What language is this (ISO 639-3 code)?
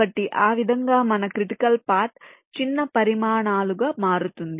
tel